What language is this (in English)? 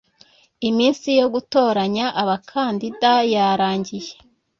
Kinyarwanda